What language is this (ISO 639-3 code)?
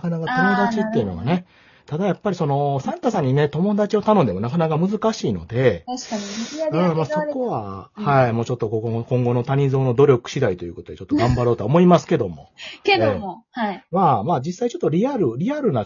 jpn